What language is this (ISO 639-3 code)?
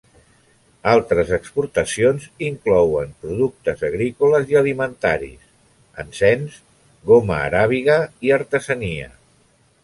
cat